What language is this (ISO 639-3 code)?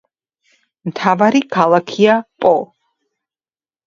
kat